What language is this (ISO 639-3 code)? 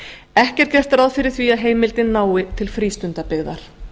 isl